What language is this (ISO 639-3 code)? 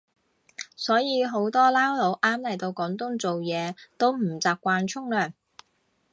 yue